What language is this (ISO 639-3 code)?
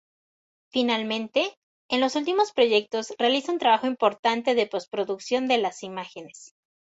spa